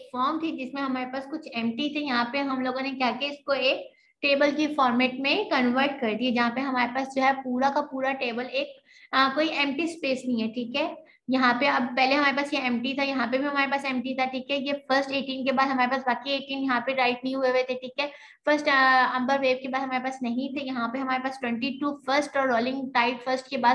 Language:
Hindi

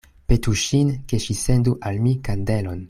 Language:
Esperanto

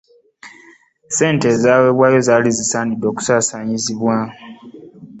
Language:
Ganda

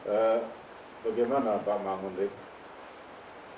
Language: Indonesian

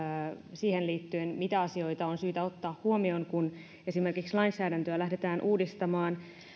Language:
Finnish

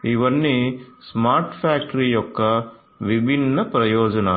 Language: Telugu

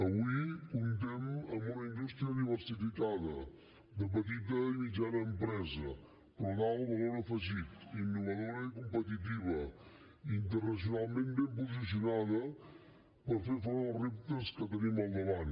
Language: Catalan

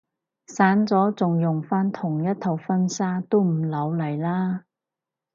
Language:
Cantonese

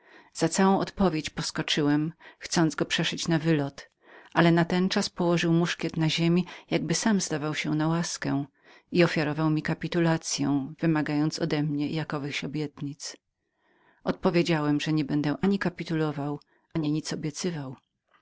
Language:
Polish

